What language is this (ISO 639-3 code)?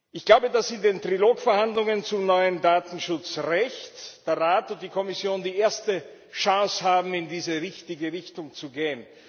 deu